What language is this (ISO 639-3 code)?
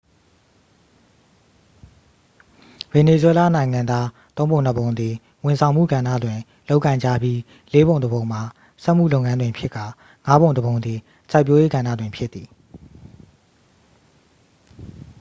mya